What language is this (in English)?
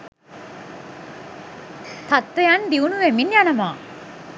Sinhala